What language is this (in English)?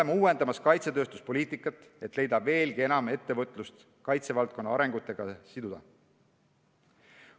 Estonian